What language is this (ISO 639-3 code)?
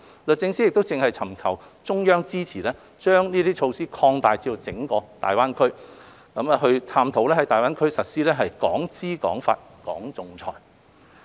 yue